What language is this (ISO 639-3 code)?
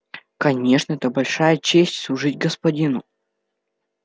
rus